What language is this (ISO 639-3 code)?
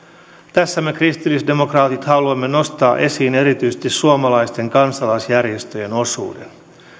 fin